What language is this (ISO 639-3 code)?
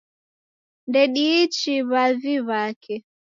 dav